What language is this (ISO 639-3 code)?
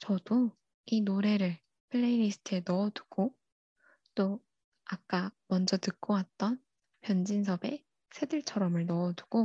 kor